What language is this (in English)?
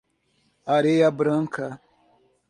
Portuguese